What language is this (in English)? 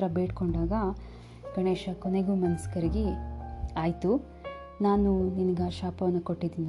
Kannada